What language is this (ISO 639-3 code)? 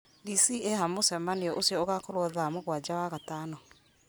kik